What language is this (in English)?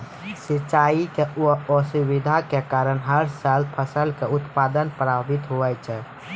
Maithili